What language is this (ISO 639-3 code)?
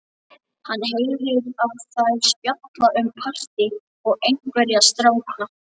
isl